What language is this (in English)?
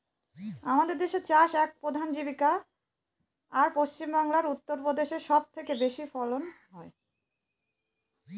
Bangla